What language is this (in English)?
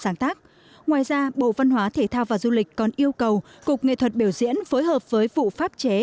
Vietnamese